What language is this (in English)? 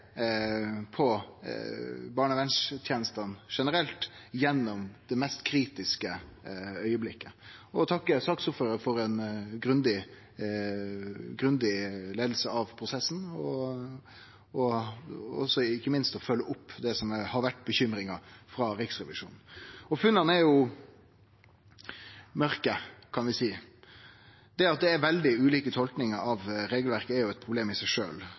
Norwegian Nynorsk